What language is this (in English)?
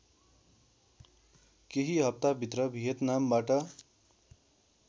Nepali